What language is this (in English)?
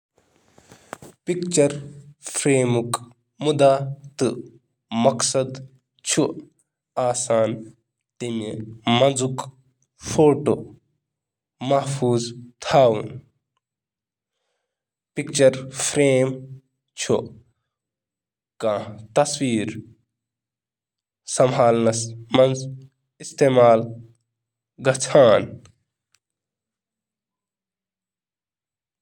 Kashmiri